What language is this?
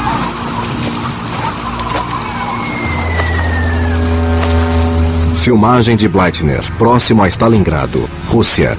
Portuguese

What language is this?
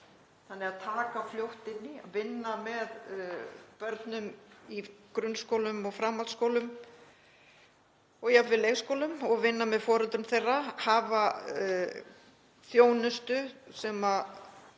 Icelandic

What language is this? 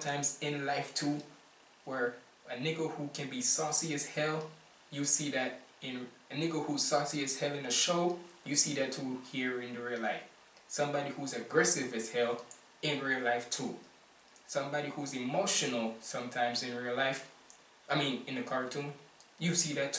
English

